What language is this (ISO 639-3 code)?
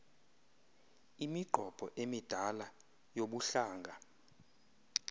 xho